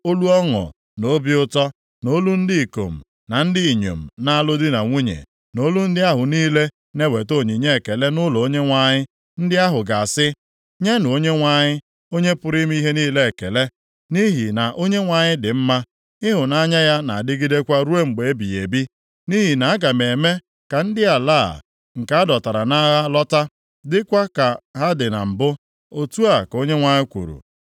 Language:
Igbo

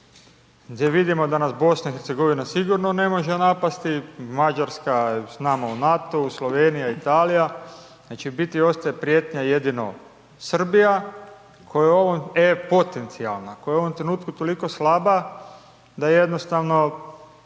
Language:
Croatian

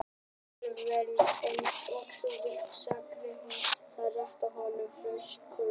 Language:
Icelandic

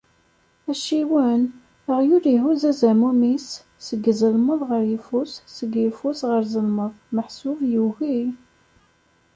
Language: Kabyle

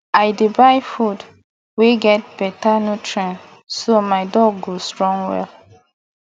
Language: Nigerian Pidgin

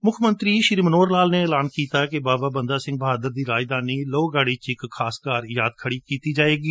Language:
Punjabi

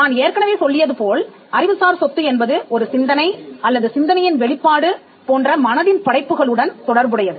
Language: Tamil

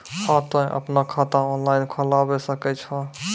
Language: Maithili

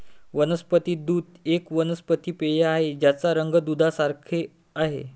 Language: Marathi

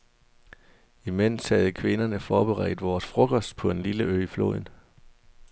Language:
Danish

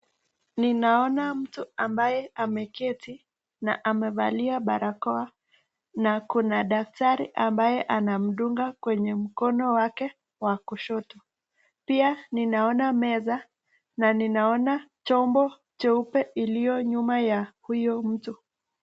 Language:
Swahili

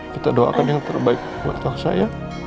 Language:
Indonesian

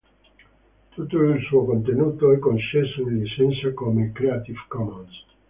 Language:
Italian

